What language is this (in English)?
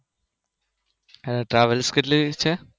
Gujarati